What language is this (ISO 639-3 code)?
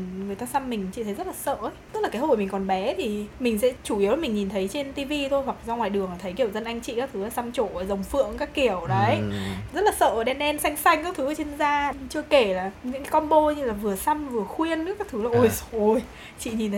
vie